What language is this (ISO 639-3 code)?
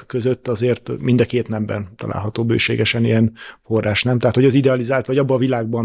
hun